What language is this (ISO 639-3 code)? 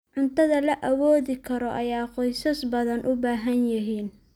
som